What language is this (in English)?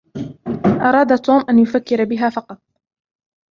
Arabic